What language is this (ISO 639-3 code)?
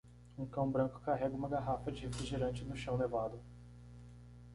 por